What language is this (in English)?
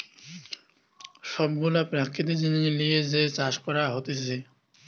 Bangla